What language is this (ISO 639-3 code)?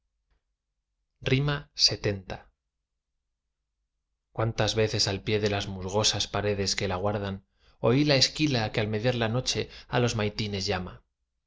spa